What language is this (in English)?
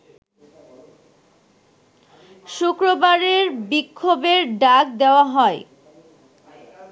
Bangla